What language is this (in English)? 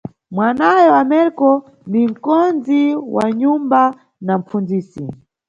Nyungwe